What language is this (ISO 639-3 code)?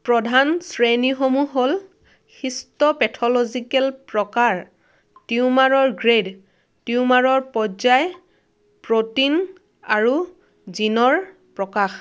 asm